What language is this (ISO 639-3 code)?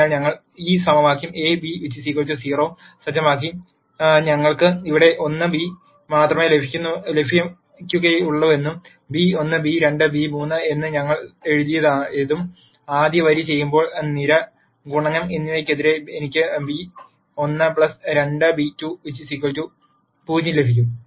mal